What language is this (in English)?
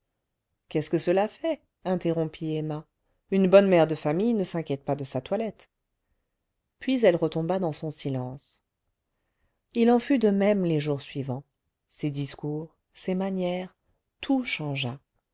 French